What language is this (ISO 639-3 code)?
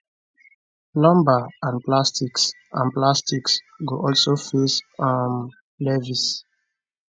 pcm